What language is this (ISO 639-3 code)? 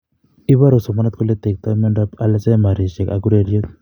kln